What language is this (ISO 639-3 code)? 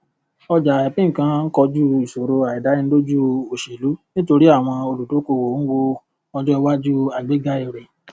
yor